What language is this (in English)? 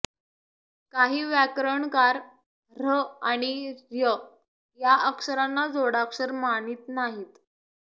Marathi